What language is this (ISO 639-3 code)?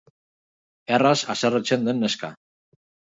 eus